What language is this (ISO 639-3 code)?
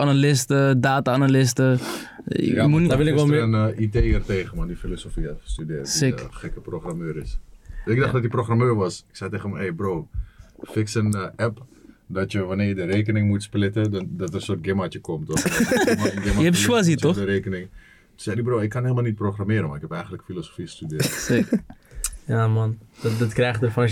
nld